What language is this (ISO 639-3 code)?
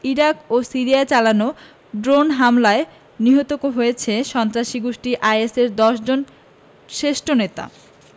ben